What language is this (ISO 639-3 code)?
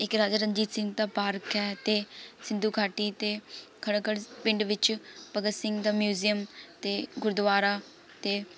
pan